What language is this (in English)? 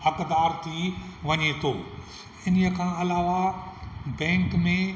Sindhi